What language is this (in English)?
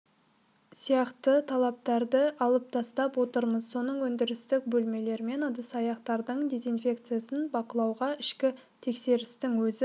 Kazakh